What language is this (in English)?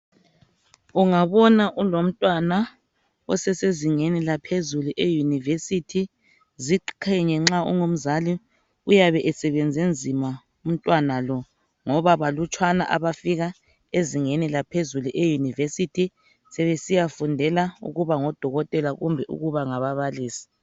North Ndebele